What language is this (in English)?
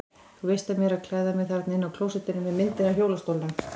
Icelandic